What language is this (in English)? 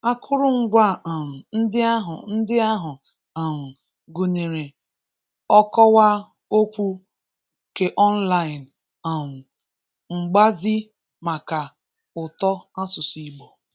Igbo